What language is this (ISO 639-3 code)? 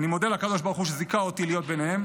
heb